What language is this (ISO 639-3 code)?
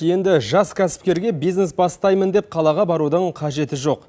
kaz